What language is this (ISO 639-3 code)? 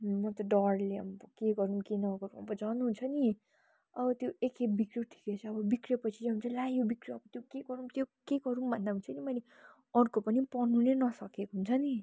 nep